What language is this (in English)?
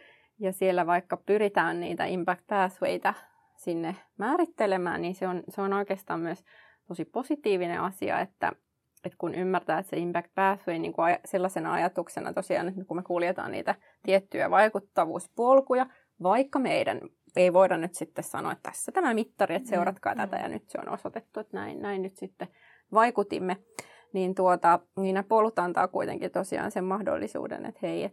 Finnish